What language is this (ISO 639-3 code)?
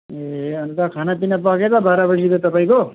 nep